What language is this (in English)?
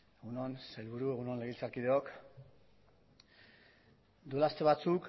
Basque